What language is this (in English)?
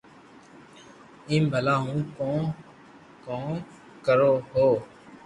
Loarki